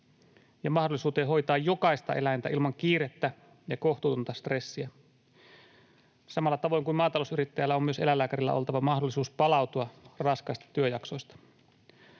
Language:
Finnish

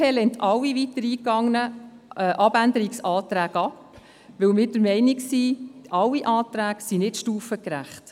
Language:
Swiss German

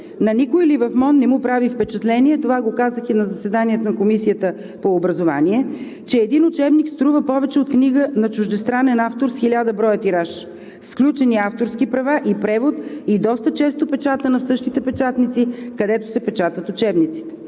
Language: Bulgarian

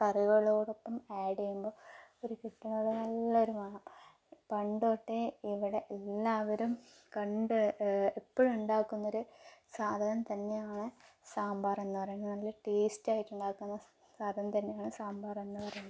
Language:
Malayalam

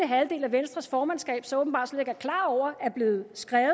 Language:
Danish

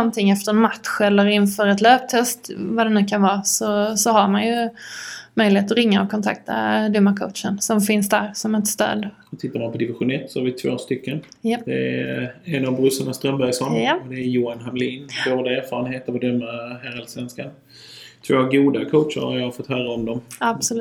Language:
Swedish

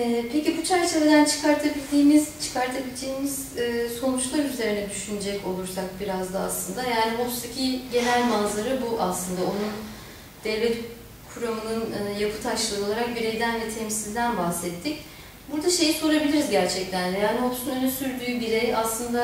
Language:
Turkish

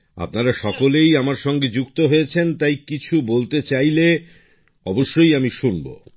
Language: Bangla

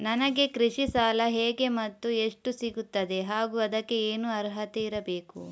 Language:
Kannada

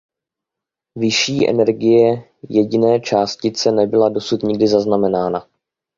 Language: Czech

